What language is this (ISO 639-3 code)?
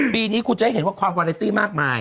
tha